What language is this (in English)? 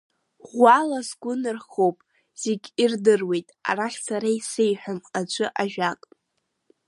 Abkhazian